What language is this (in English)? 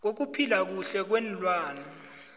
South Ndebele